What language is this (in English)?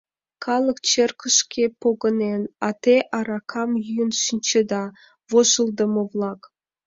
Mari